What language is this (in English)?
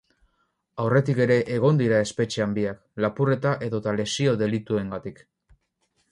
Basque